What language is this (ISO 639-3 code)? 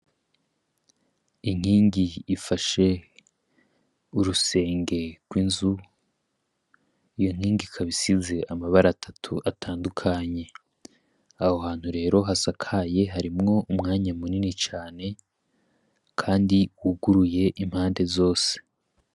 run